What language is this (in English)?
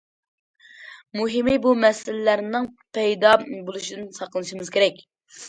Uyghur